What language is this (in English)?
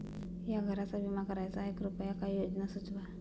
Marathi